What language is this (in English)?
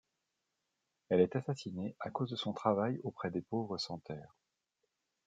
French